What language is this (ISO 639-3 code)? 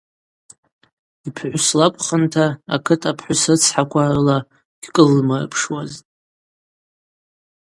abq